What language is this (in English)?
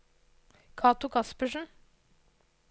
Norwegian